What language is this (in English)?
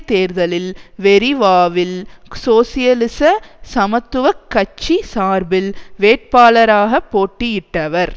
Tamil